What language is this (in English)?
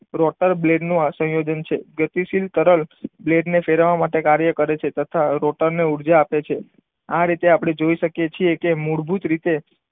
Gujarati